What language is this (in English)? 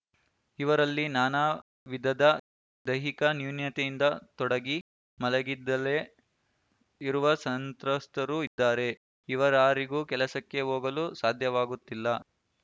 Kannada